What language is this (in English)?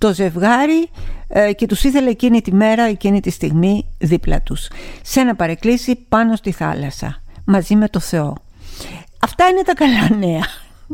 Greek